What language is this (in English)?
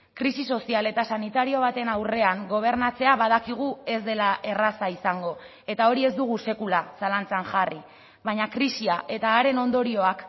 Basque